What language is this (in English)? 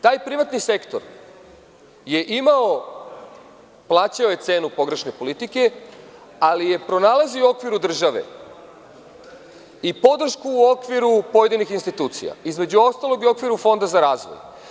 Serbian